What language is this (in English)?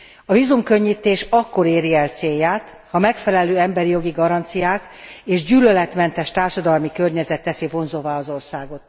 Hungarian